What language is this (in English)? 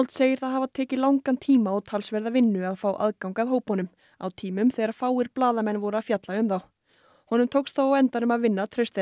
Icelandic